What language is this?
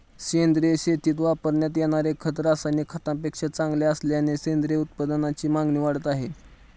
Marathi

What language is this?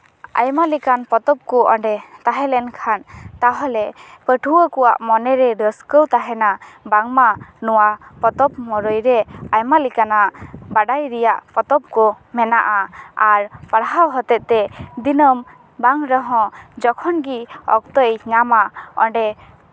Santali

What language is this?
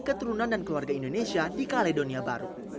Indonesian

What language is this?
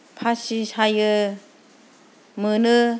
Bodo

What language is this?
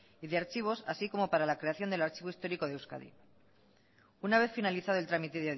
Spanish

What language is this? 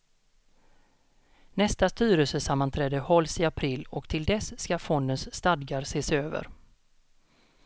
Swedish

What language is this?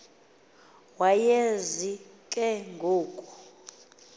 Xhosa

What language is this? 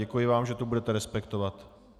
Czech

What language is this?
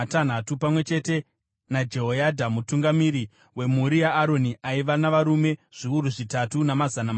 Shona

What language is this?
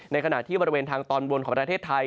Thai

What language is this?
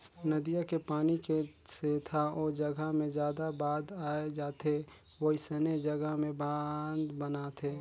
Chhattisgarhi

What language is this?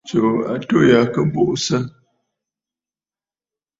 Bafut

